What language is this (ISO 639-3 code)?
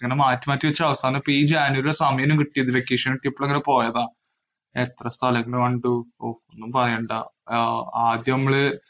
mal